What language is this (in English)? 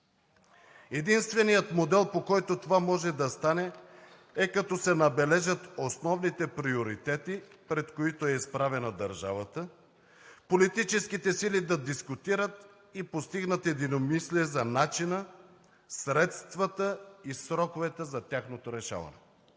Bulgarian